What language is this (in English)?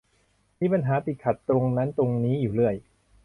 Thai